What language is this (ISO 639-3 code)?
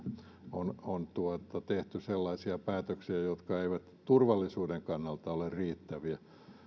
fin